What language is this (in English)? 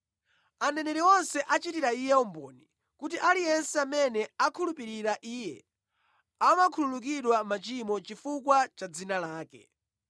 Nyanja